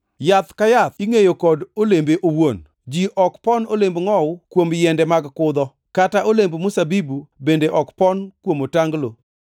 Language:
Luo (Kenya and Tanzania)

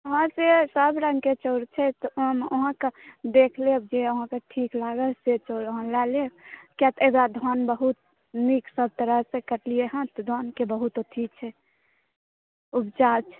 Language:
Maithili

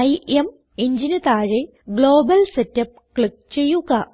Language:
Malayalam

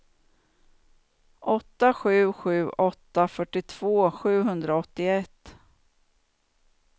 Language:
Swedish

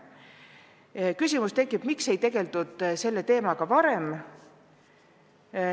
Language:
Estonian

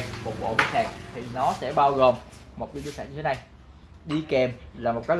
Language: Vietnamese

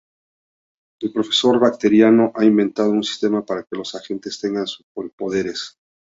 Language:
Spanish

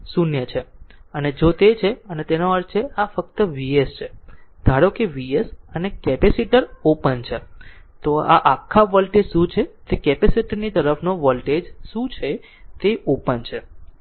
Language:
Gujarati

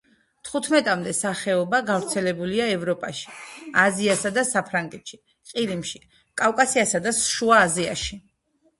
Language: Georgian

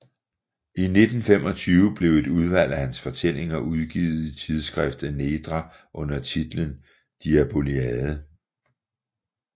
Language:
Danish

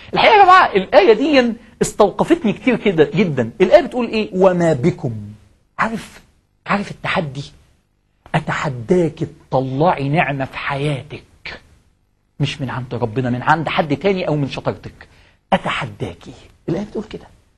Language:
Arabic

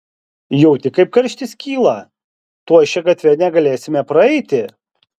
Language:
Lithuanian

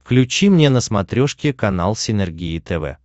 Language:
Russian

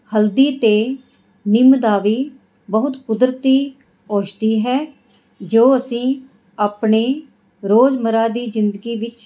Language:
Punjabi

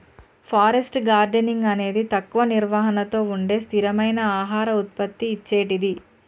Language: Telugu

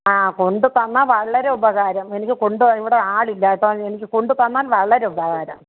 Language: Malayalam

